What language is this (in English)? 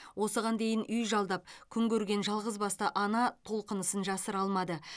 Kazakh